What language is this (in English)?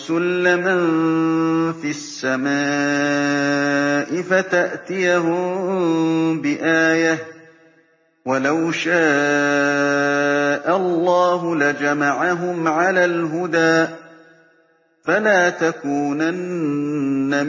Arabic